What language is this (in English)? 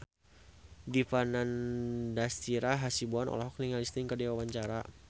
Sundanese